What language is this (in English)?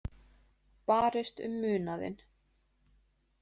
Icelandic